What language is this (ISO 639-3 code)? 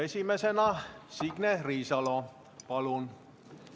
est